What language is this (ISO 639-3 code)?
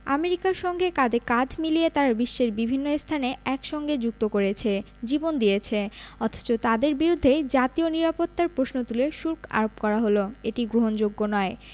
ben